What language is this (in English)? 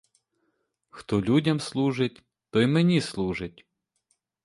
Ukrainian